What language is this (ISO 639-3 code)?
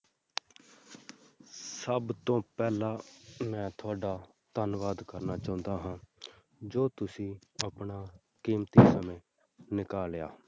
pan